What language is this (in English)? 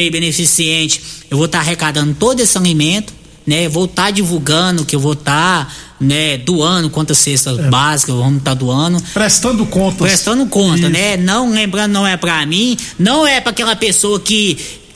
Portuguese